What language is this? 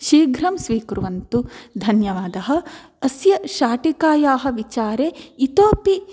Sanskrit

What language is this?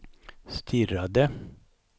Swedish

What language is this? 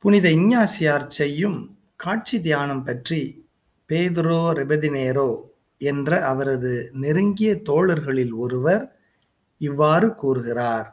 Tamil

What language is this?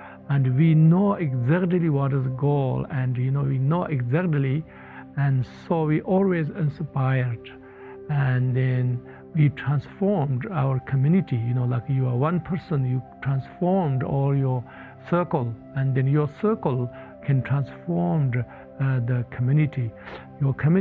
English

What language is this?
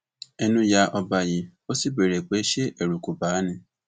Yoruba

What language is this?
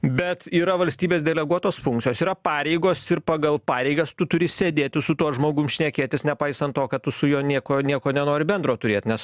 Lithuanian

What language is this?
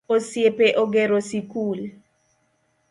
Luo (Kenya and Tanzania)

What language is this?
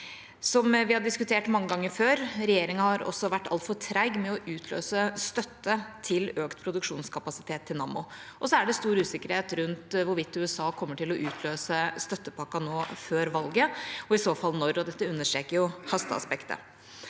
Norwegian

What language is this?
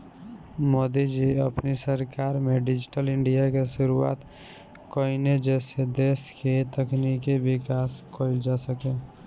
Bhojpuri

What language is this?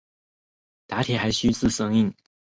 Chinese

